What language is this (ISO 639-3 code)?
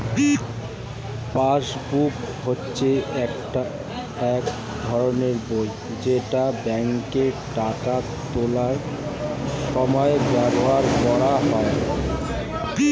ben